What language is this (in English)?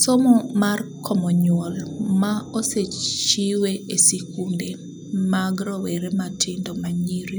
Luo (Kenya and Tanzania)